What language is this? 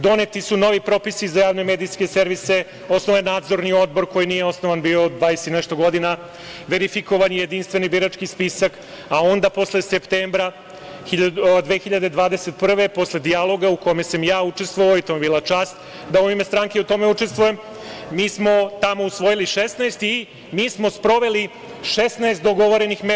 Serbian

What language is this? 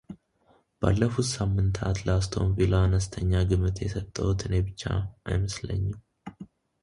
Amharic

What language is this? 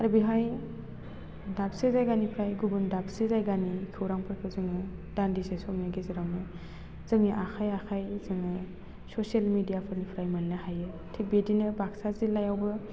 Bodo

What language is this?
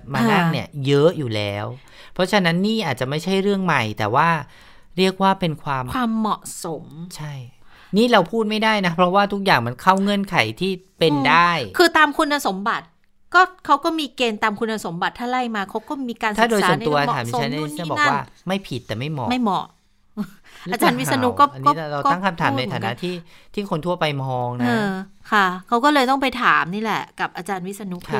Thai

